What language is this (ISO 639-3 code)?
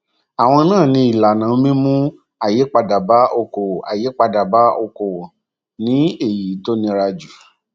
yor